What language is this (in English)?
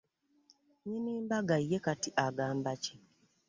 Ganda